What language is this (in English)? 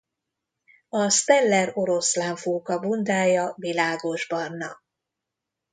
Hungarian